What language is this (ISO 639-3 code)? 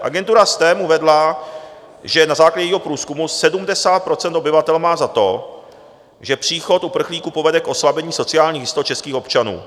ces